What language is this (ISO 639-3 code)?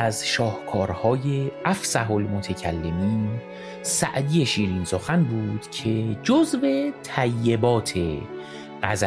fas